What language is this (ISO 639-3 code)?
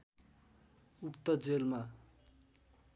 nep